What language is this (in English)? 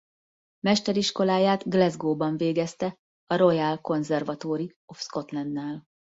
Hungarian